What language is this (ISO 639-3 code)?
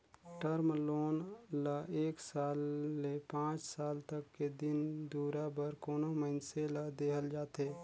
hne